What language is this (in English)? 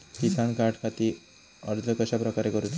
Marathi